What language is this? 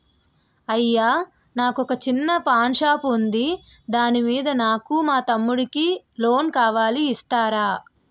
Telugu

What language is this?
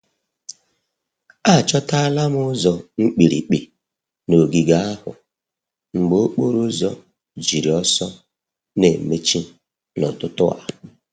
Igbo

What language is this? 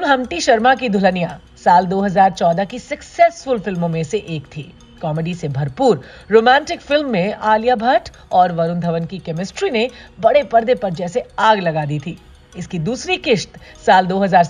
Hindi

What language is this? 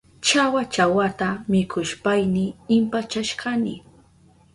Southern Pastaza Quechua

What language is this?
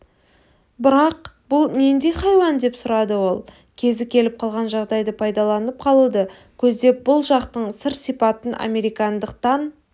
Kazakh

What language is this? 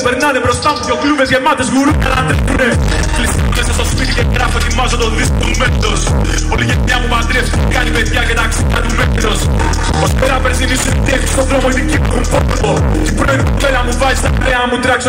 Greek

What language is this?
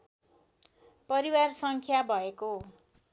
Nepali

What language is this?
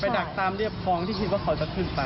Thai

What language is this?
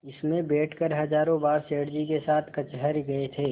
Hindi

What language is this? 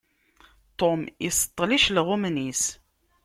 Kabyle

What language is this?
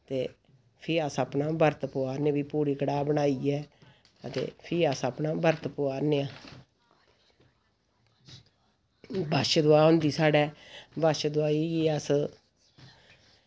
Dogri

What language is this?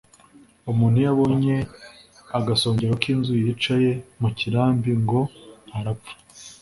Kinyarwanda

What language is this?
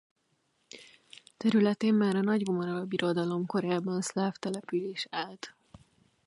Hungarian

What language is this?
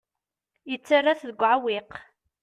Kabyle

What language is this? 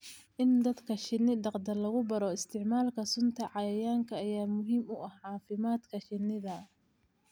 Somali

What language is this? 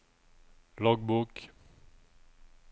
Norwegian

